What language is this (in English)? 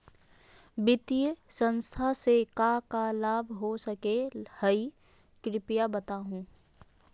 Magahi